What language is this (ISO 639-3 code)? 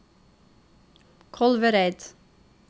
nor